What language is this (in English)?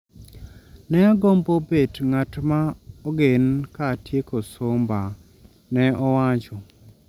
Luo (Kenya and Tanzania)